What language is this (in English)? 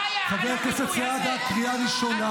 Hebrew